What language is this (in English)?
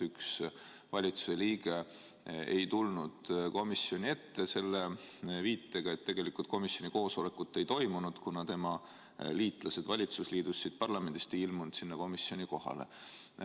Estonian